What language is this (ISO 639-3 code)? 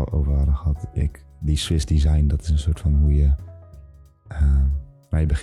nld